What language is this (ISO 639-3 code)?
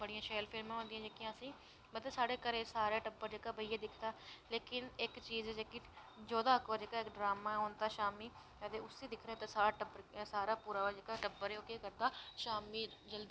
doi